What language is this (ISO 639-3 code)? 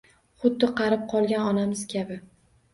uzb